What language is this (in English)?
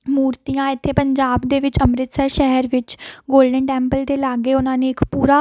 Punjabi